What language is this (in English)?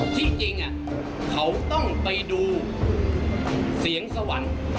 Thai